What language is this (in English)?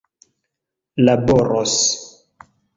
Esperanto